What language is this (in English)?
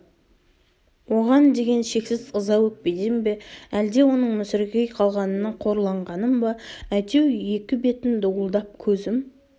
Kazakh